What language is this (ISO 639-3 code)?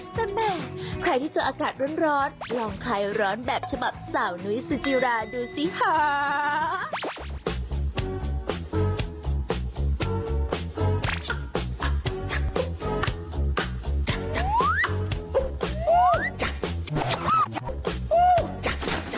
tha